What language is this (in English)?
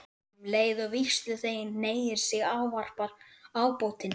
Icelandic